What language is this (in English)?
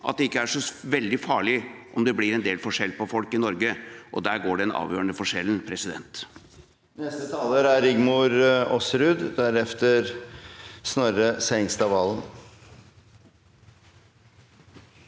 Norwegian